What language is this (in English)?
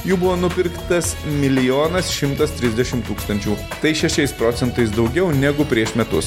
Lithuanian